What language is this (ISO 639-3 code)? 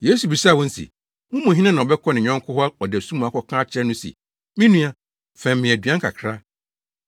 aka